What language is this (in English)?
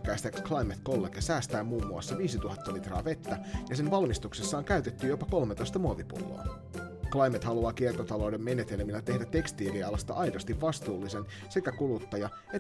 Finnish